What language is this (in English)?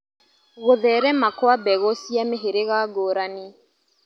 Kikuyu